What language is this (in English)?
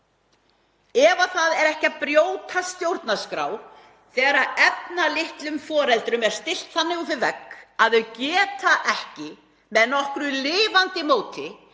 Icelandic